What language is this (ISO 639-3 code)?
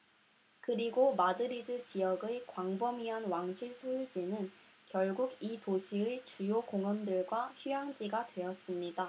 kor